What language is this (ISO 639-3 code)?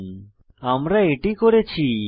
ben